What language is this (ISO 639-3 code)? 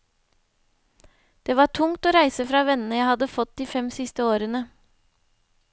nor